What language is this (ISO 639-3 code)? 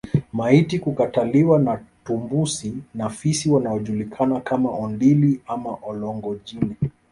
swa